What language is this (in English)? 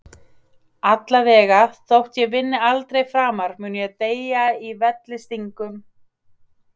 Icelandic